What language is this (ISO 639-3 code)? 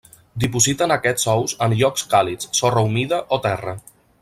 cat